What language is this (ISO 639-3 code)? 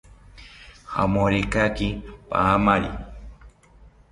cpy